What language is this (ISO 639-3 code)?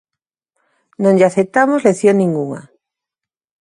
glg